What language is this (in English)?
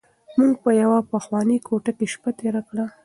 Pashto